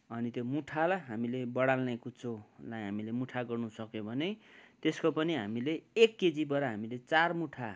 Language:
Nepali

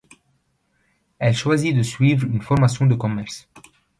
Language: French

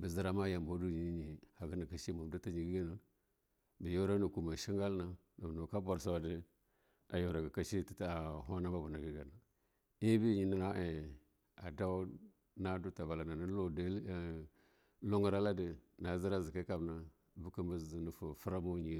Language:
Longuda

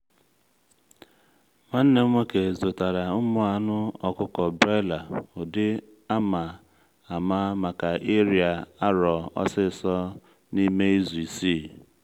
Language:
Igbo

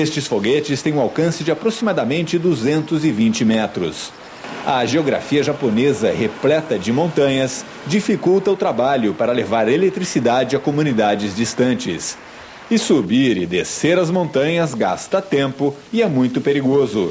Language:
Portuguese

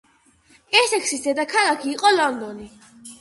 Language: Georgian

